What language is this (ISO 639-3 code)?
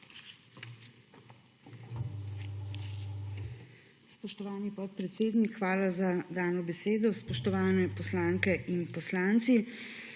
slv